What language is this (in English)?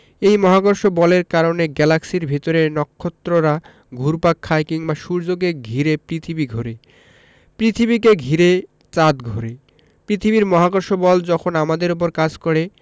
Bangla